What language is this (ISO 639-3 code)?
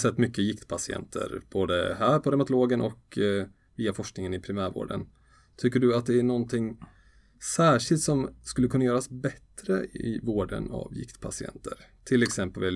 swe